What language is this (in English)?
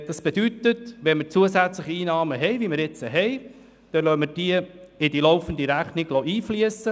Swiss German